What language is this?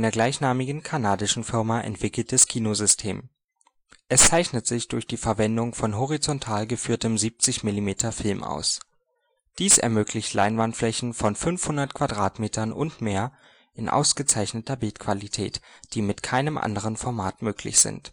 German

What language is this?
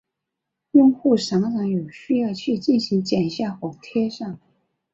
Chinese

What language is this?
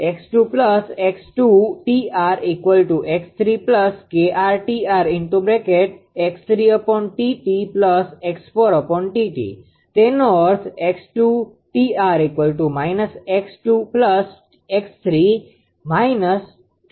Gujarati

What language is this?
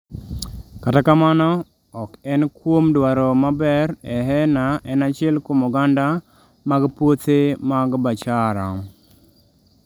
Luo (Kenya and Tanzania)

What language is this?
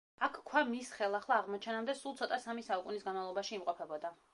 Georgian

